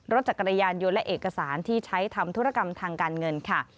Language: Thai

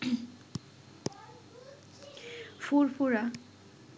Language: Bangla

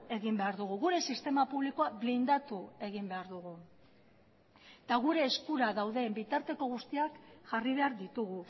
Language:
Basque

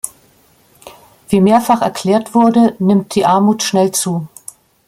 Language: German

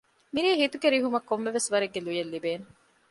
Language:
Divehi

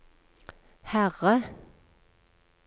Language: Norwegian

